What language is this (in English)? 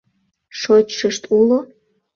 Mari